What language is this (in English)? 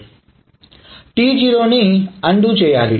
Telugu